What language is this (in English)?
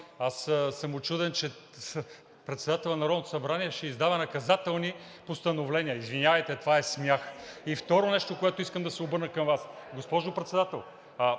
Bulgarian